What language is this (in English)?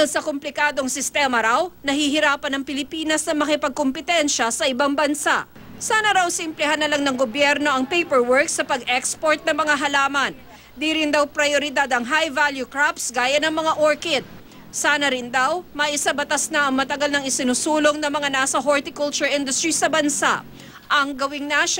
Filipino